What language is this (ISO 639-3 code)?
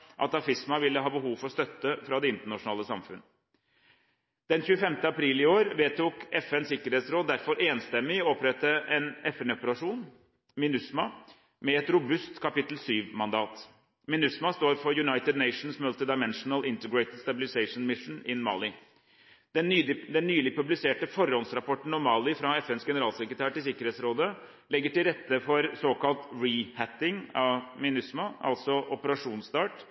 nob